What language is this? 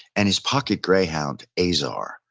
English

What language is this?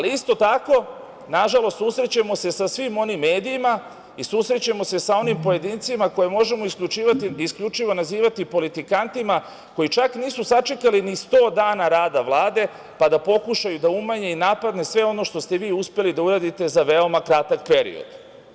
Serbian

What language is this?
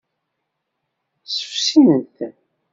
Kabyle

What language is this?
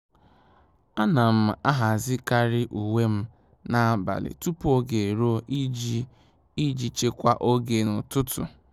Igbo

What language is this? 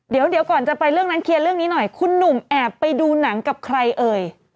Thai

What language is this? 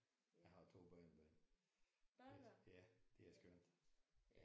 Danish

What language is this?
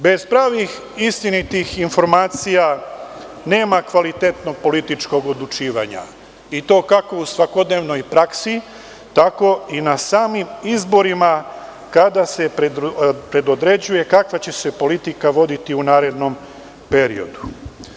Serbian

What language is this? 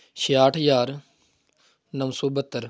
Punjabi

